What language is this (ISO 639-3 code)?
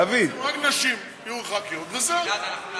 heb